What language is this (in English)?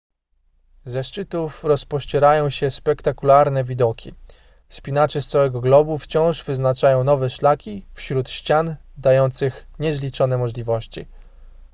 Polish